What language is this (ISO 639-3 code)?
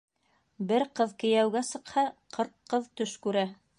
bak